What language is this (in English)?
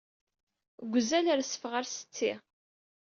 Kabyle